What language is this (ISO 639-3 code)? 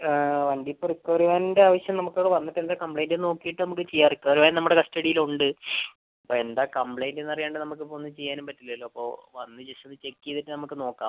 mal